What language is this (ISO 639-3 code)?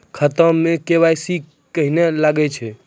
mai